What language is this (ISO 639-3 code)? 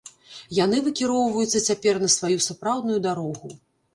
bel